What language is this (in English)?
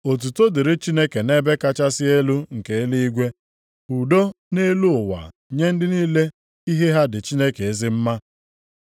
Igbo